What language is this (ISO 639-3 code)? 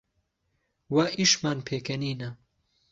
ckb